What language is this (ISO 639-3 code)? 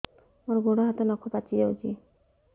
ori